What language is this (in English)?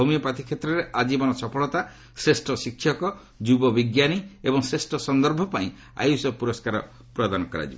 Odia